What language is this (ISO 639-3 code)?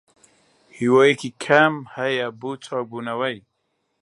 ckb